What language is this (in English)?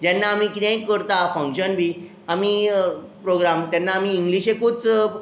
Konkani